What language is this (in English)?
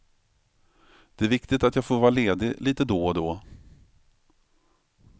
Swedish